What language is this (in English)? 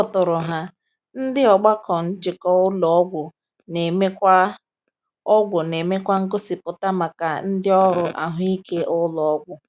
Igbo